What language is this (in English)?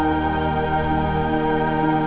Indonesian